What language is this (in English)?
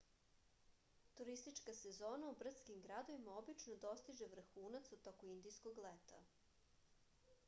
Serbian